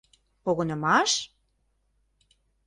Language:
Mari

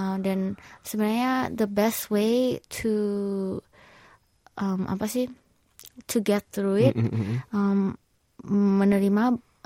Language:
Indonesian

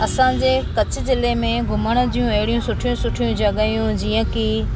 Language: Sindhi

